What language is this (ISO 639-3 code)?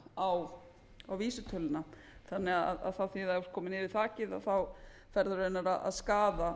isl